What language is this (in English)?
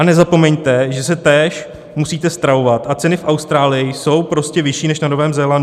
Czech